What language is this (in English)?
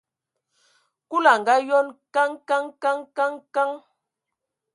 Ewondo